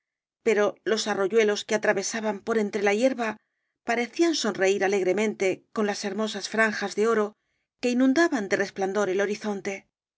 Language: Spanish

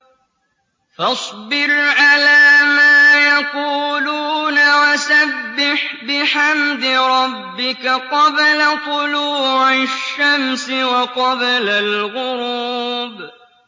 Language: Arabic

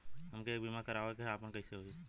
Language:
Bhojpuri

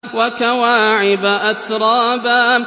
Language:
Arabic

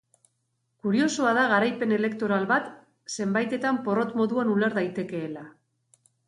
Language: Basque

